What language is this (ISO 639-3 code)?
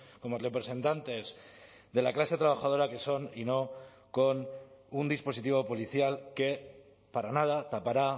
spa